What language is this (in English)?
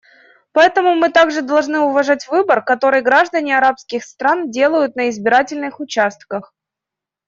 Russian